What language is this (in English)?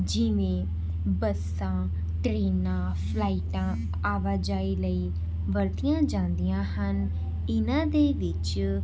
Punjabi